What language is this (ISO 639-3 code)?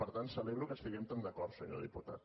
cat